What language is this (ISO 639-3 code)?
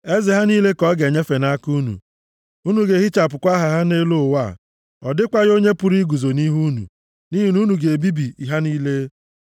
ibo